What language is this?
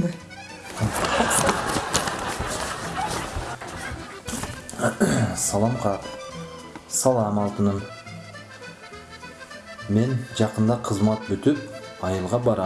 German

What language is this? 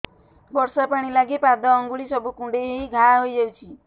Odia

